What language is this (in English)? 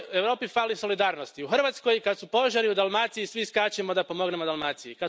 Croatian